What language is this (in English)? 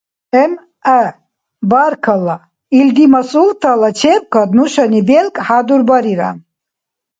Dargwa